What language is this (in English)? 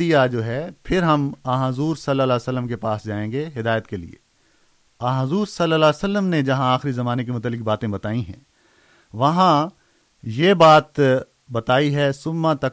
Urdu